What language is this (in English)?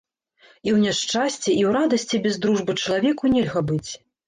Belarusian